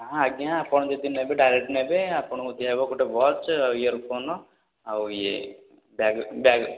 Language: Odia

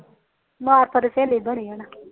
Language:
Punjabi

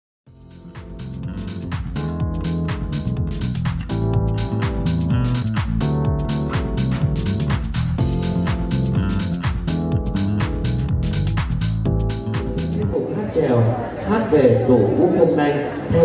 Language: Vietnamese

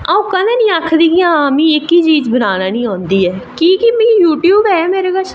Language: Dogri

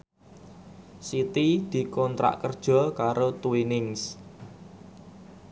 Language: Javanese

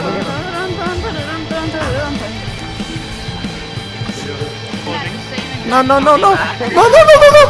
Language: Turkish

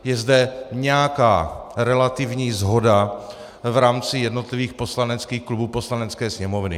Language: Czech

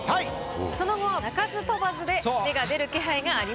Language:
Japanese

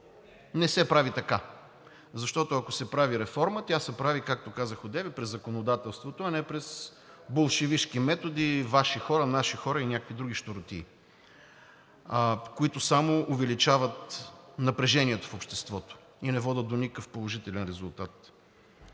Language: Bulgarian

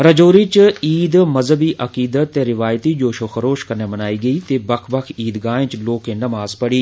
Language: Dogri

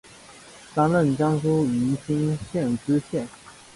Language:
Chinese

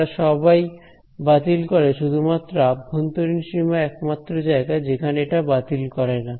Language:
Bangla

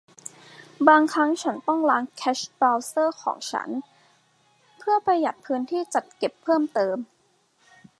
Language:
Thai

